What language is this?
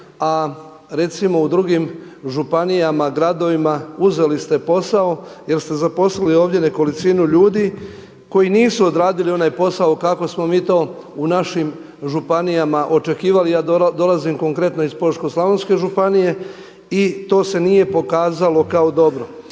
Croatian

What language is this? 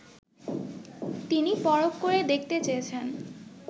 Bangla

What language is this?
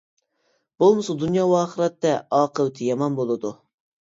Uyghur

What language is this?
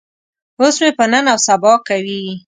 Pashto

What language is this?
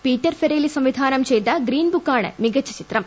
Malayalam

